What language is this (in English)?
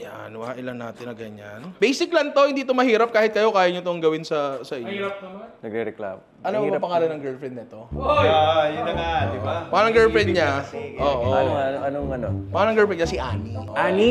Filipino